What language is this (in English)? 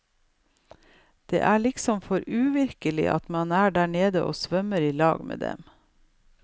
Norwegian